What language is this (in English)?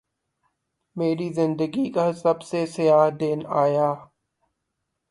Urdu